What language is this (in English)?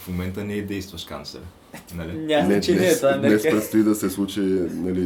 Bulgarian